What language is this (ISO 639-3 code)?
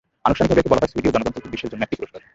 ben